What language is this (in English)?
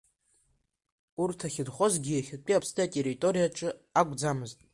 Abkhazian